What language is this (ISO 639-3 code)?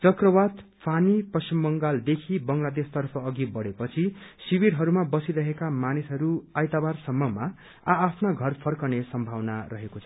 nep